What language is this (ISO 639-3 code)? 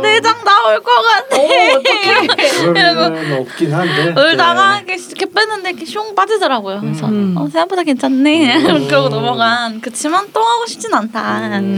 kor